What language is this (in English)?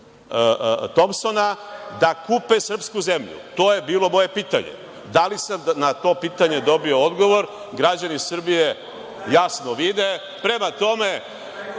Serbian